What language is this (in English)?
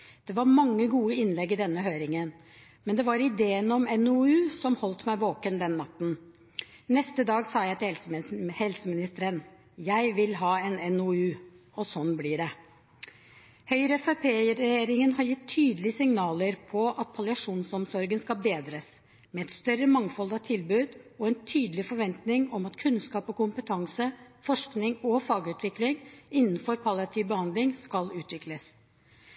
Norwegian Bokmål